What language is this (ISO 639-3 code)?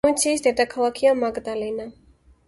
kat